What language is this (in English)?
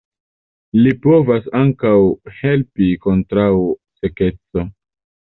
Esperanto